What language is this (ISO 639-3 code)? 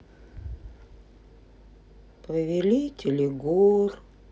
rus